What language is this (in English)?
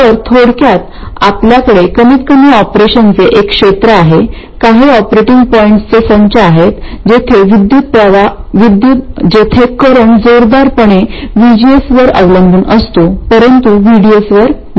Marathi